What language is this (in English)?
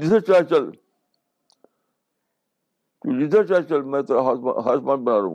Urdu